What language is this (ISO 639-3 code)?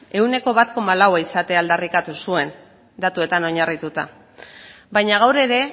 eus